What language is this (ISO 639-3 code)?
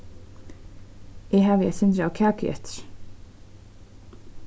fao